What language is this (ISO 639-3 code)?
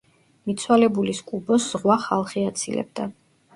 kat